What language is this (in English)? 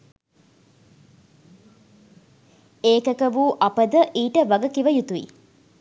Sinhala